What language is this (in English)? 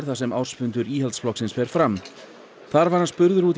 Icelandic